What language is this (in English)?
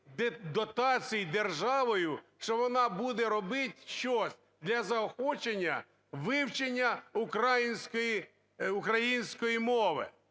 Ukrainian